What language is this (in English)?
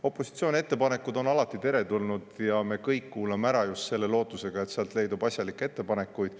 Estonian